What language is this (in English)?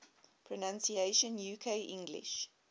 English